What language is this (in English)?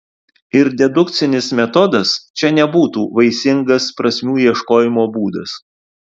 Lithuanian